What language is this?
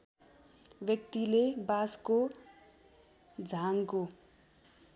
Nepali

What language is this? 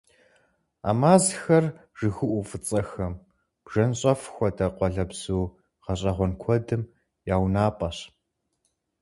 Kabardian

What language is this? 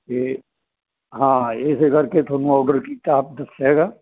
Punjabi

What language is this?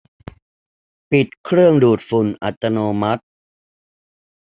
Thai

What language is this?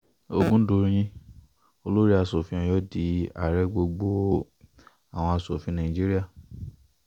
Yoruba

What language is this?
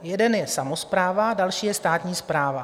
Czech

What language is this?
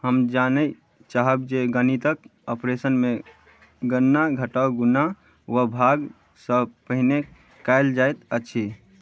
Maithili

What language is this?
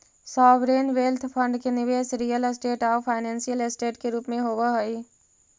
Magahi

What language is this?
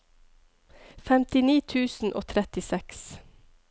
Norwegian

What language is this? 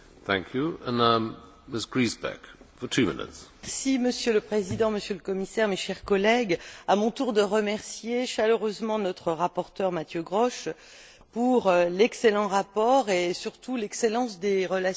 French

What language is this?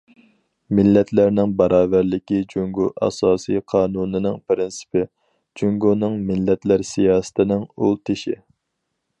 Uyghur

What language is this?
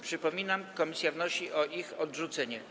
Polish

